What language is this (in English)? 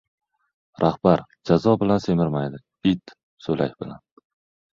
Uzbek